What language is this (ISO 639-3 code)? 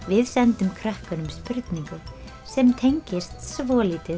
isl